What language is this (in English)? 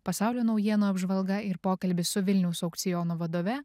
Lithuanian